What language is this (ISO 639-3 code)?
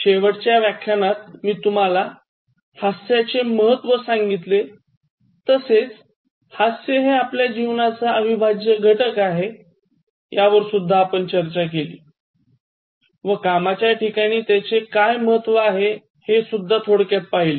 mar